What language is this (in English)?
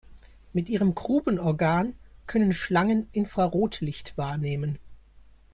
German